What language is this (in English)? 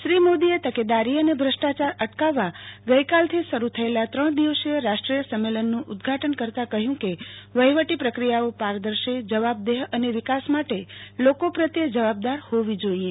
Gujarati